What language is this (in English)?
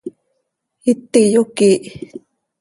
Seri